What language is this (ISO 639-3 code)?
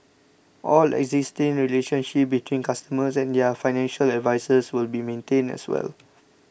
eng